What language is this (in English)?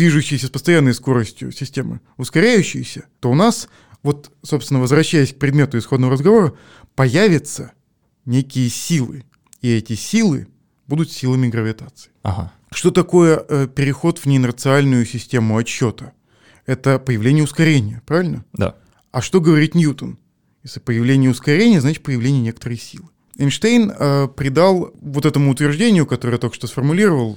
Russian